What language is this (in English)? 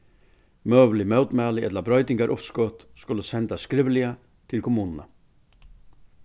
Faroese